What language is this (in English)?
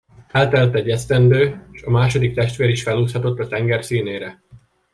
Hungarian